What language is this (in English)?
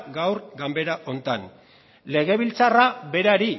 Basque